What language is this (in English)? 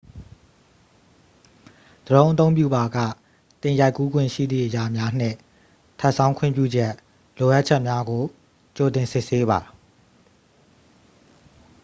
Burmese